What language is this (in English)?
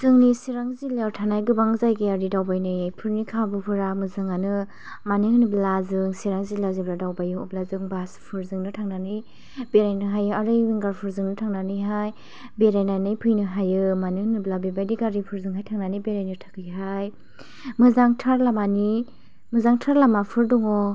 Bodo